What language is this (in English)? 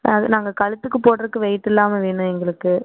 Tamil